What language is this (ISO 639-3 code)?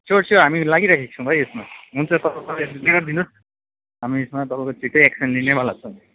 nep